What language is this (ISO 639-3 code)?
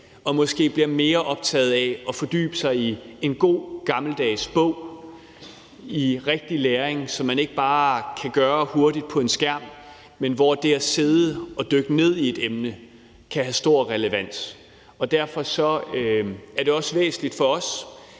dan